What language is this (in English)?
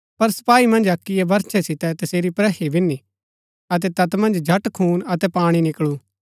Gaddi